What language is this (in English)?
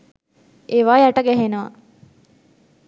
Sinhala